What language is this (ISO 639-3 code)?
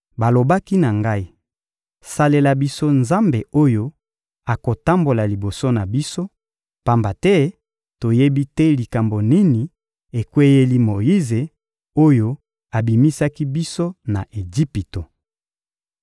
lin